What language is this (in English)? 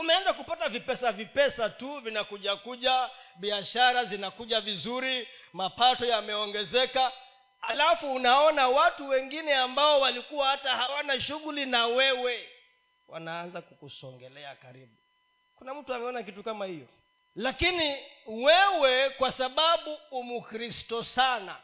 Swahili